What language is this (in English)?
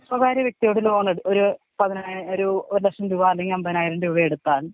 Malayalam